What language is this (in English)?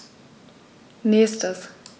German